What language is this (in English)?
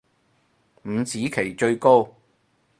Cantonese